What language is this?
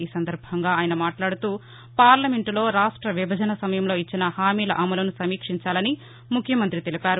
Telugu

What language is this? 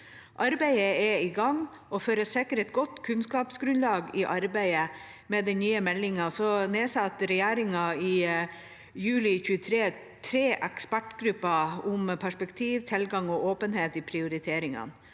Norwegian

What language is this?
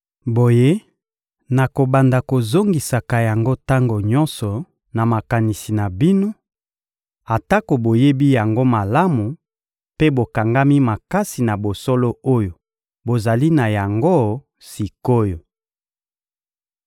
Lingala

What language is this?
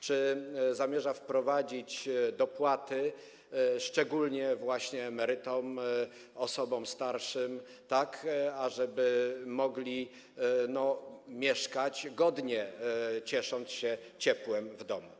Polish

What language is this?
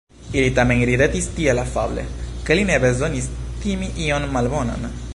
Esperanto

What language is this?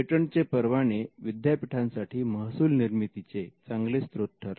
Marathi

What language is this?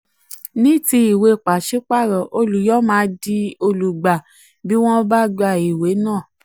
Yoruba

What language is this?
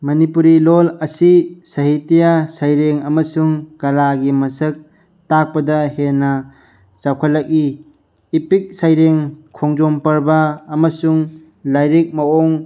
Manipuri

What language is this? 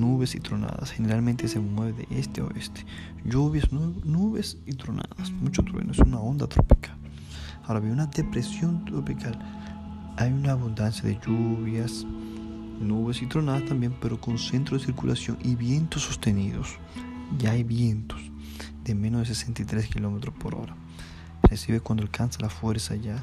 Spanish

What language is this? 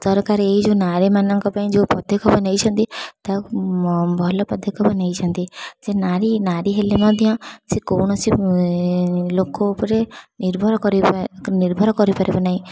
Odia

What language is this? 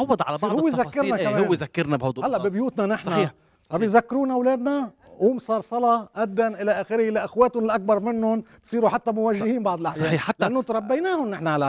Arabic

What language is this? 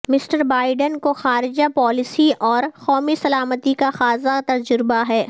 Urdu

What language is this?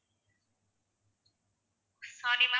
Tamil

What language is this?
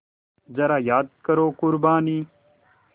Hindi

